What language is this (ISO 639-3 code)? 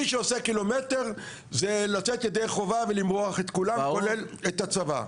heb